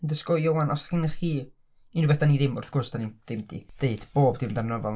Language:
Welsh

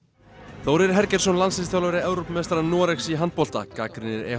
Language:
Icelandic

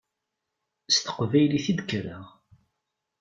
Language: Kabyle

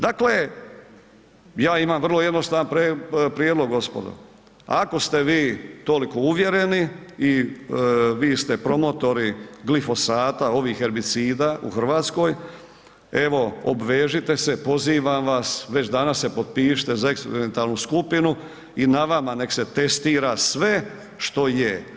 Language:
Croatian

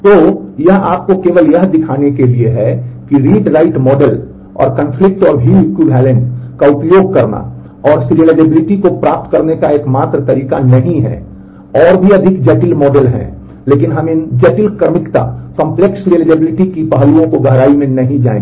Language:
Hindi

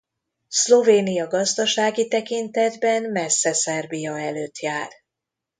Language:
Hungarian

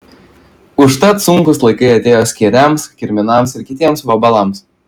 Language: Lithuanian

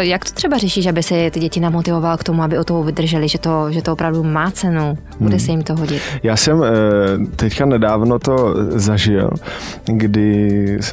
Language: Czech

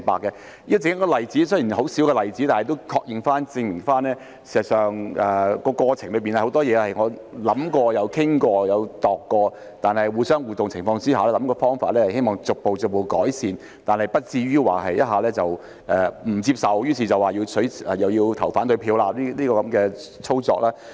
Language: Cantonese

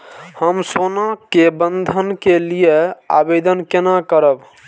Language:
Maithili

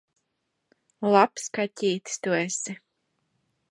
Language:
Latvian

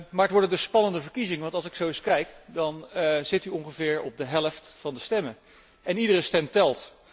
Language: Dutch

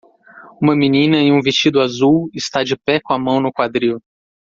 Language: Portuguese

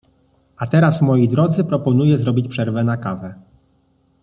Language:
Polish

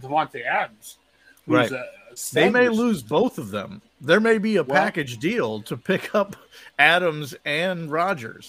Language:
English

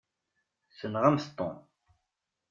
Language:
Kabyle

